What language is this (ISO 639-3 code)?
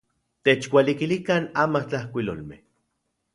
ncx